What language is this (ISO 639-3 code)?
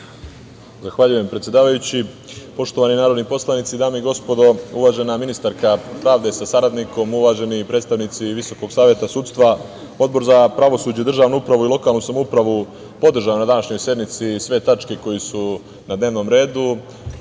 srp